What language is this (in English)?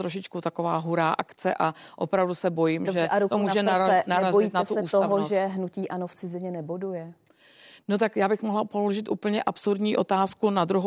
Czech